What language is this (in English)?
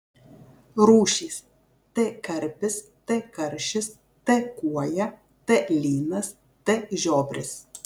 Lithuanian